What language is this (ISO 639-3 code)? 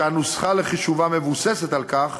heb